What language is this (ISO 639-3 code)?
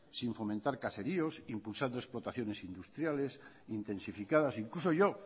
spa